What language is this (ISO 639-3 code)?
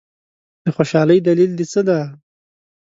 pus